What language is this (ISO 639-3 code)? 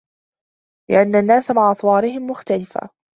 ara